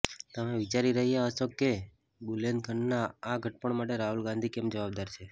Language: Gujarati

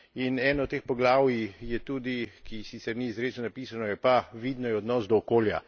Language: Slovenian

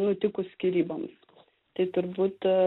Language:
Lithuanian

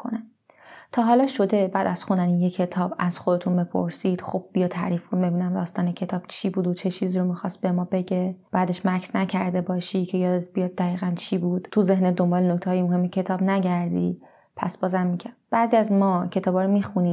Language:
Persian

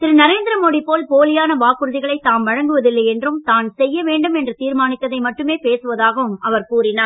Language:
Tamil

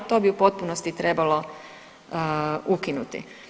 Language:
Croatian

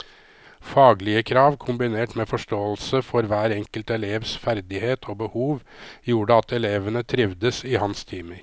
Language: Norwegian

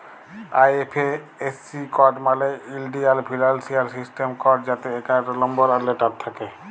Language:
Bangla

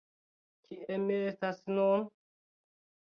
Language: Esperanto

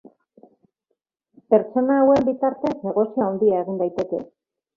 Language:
Basque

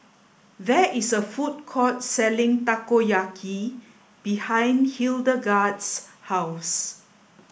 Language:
English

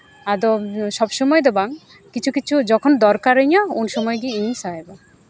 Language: Santali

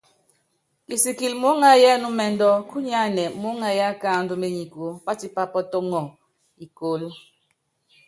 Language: Yangben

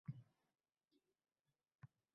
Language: Uzbek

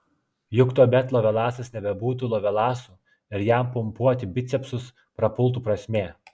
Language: Lithuanian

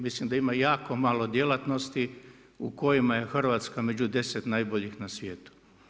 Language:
Croatian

